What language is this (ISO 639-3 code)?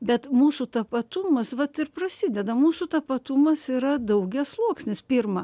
lit